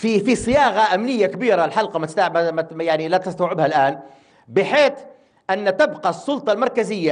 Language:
Arabic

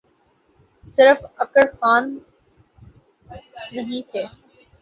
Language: Urdu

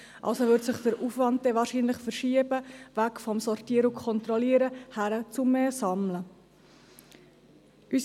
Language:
Swiss German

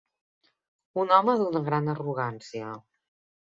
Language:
Catalan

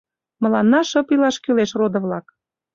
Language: Mari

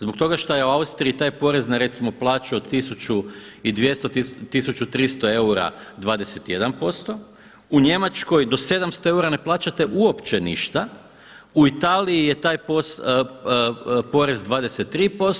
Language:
Croatian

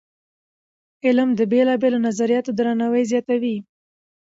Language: Pashto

